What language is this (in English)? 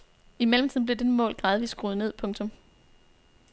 Danish